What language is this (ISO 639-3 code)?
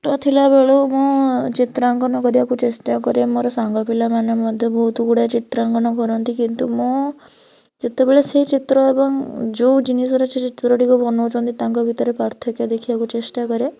ori